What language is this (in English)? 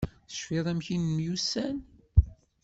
Kabyle